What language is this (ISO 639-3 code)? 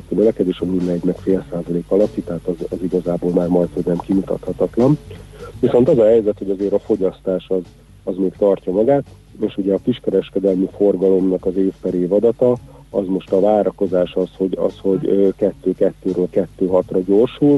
hun